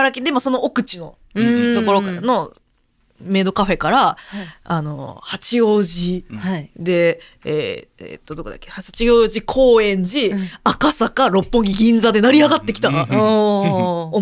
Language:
Japanese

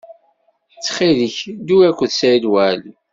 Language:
Kabyle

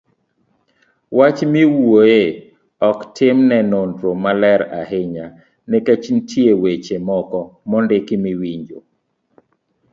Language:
Luo (Kenya and Tanzania)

